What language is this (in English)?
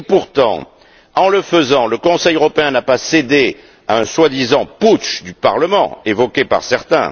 French